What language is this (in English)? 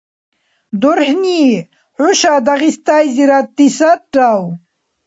Dargwa